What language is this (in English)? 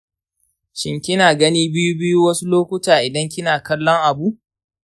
Hausa